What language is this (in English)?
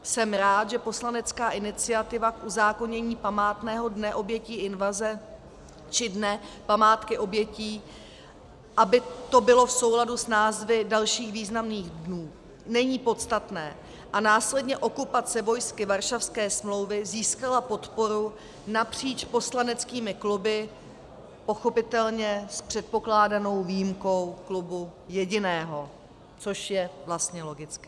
Czech